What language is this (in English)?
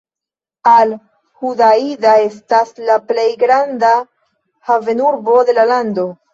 Esperanto